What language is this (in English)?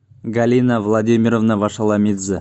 Russian